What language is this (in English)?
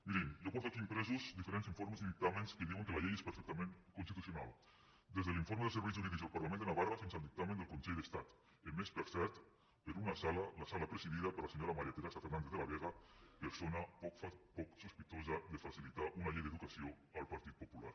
Catalan